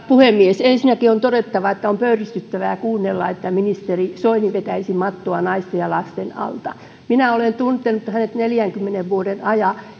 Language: Finnish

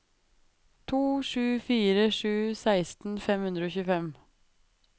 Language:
Norwegian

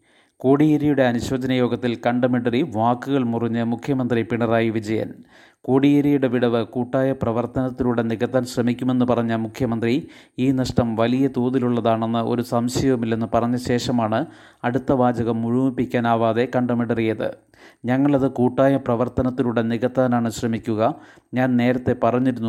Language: Malayalam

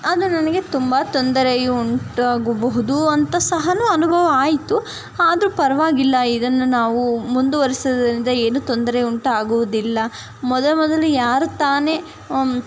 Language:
Kannada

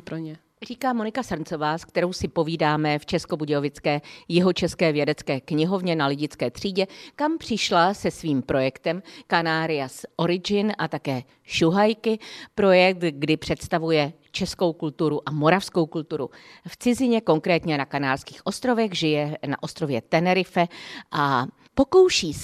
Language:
Czech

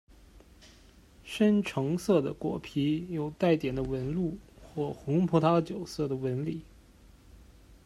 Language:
Chinese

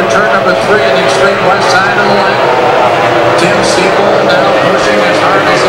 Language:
English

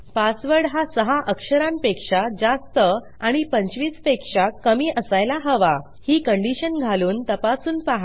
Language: Marathi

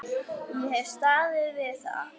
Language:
Icelandic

